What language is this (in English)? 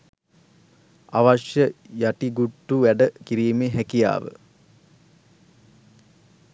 Sinhala